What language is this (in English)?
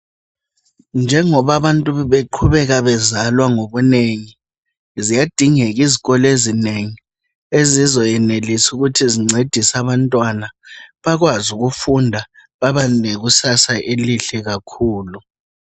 North Ndebele